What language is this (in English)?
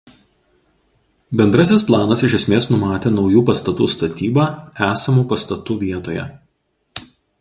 Lithuanian